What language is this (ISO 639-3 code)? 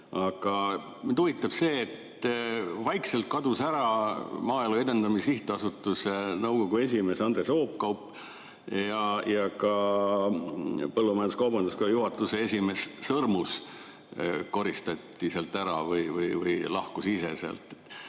est